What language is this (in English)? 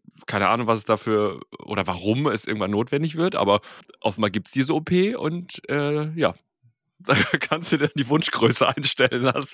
German